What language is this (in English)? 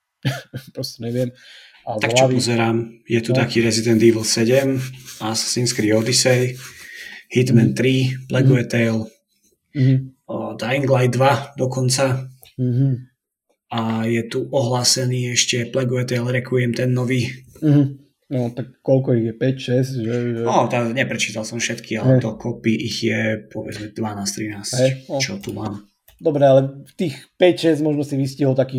Slovak